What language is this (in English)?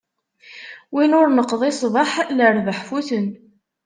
Kabyle